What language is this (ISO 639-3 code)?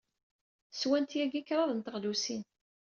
kab